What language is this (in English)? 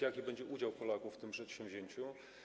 Polish